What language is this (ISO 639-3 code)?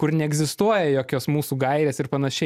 lit